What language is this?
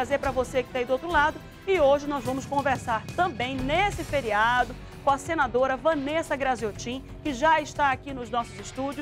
Portuguese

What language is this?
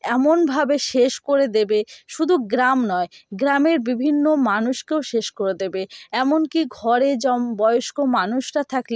Bangla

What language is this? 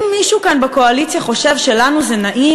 Hebrew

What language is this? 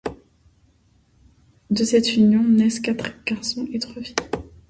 French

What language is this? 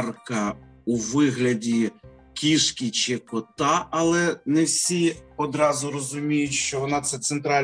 Ukrainian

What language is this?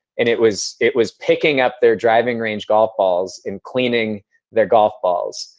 English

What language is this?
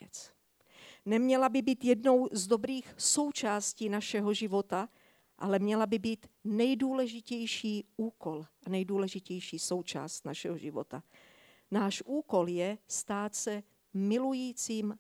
Czech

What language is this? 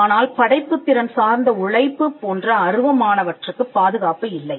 Tamil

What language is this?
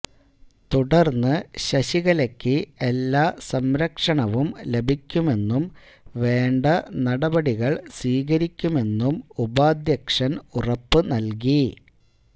Malayalam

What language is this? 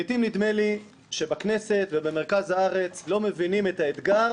Hebrew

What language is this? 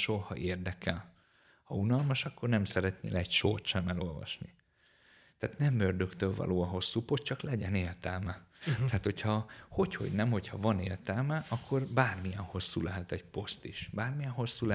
Hungarian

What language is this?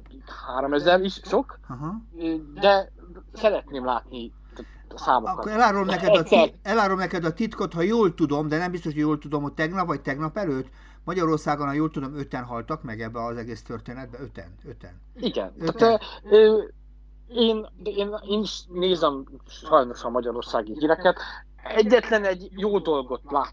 Hungarian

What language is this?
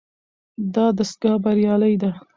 Pashto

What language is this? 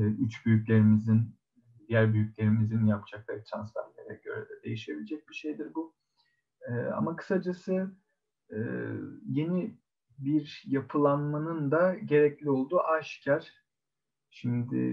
Turkish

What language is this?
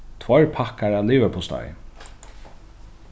Faroese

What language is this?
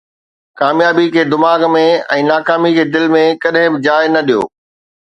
Sindhi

